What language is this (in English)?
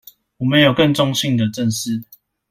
Chinese